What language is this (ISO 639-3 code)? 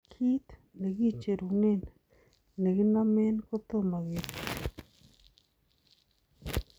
kln